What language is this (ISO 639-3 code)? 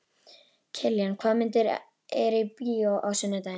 isl